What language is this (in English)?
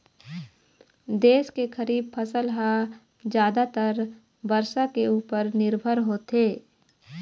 Chhattisgarhi